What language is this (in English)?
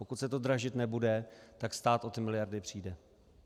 Czech